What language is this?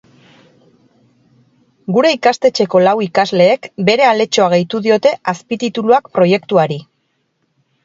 Basque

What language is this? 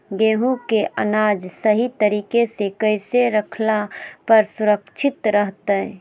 Magahi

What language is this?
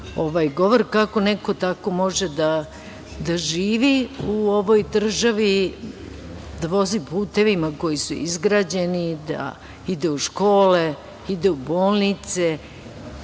Serbian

